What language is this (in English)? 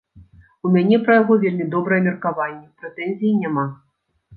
Belarusian